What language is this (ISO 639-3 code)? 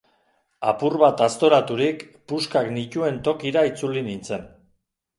eus